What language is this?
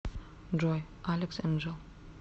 Russian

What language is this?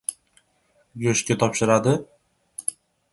Uzbek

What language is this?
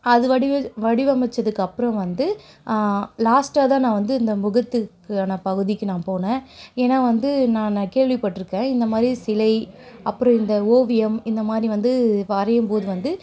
Tamil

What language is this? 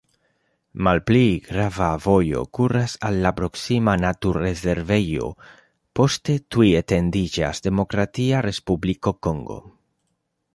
Esperanto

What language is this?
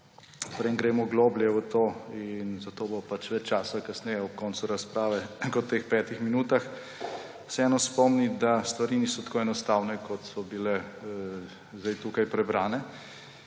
Slovenian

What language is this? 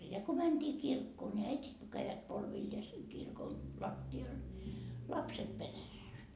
Finnish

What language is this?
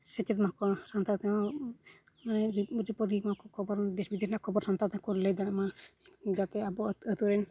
Santali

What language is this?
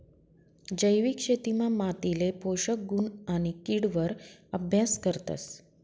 Marathi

